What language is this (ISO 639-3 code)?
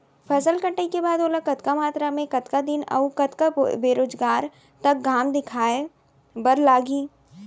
hne